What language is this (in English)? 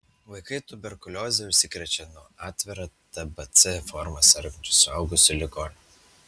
Lithuanian